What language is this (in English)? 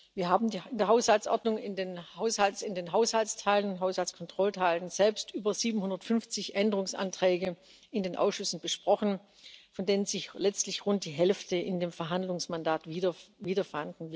German